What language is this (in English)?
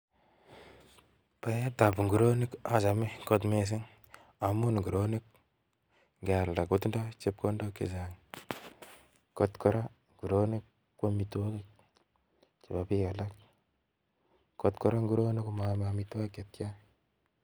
Kalenjin